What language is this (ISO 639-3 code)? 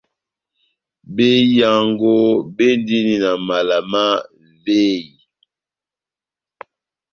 bnm